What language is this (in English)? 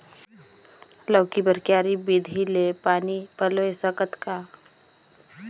Chhattisgarhi